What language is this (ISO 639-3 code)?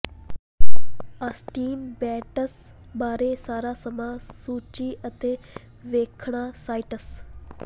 pan